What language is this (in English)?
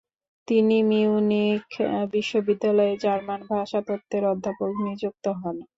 Bangla